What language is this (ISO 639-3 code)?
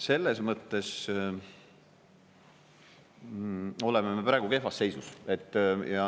est